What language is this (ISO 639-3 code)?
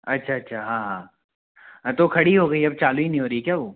hin